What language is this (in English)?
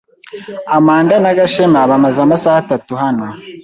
Kinyarwanda